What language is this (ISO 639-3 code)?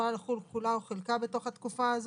heb